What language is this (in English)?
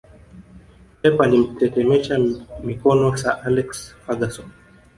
Swahili